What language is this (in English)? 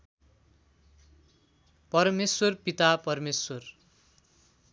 Nepali